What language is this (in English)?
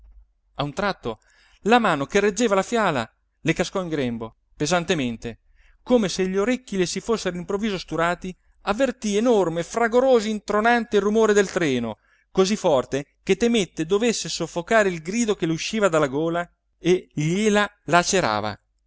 Italian